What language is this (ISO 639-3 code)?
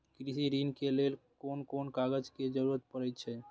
mai